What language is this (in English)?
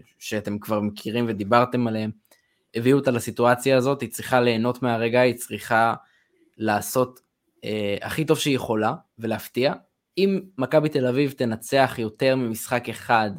Hebrew